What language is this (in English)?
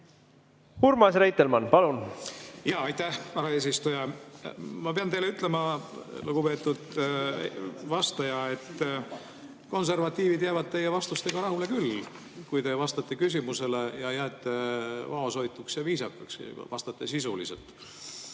Estonian